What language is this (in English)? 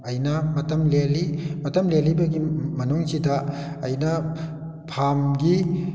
Manipuri